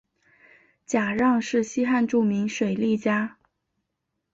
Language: Chinese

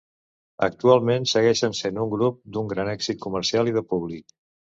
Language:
Catalan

